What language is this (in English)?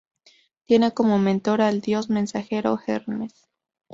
Spanish